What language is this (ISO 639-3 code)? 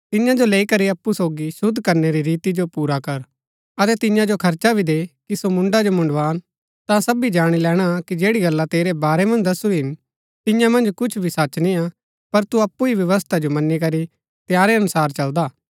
gbk